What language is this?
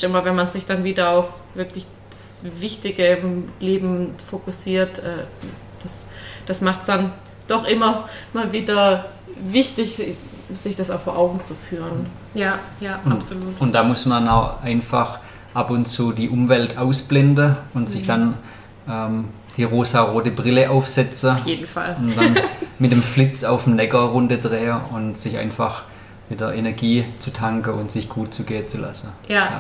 German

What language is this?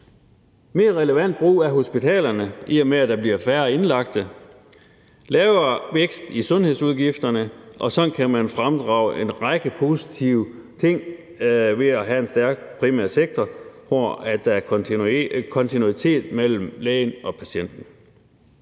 Danish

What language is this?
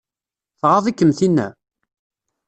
Kabyle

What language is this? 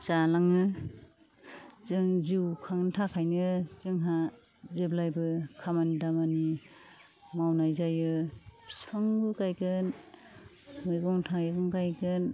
Bodo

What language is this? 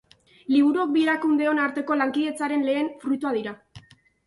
Basque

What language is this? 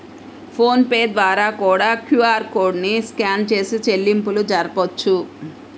Telugu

